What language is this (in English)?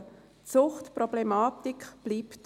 Swiss German